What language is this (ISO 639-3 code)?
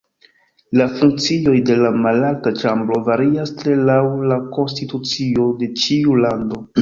epo